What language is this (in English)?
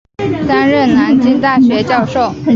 Chinese